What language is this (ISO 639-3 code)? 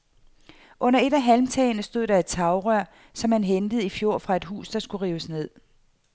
dan